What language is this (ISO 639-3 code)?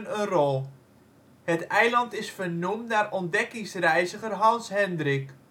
nld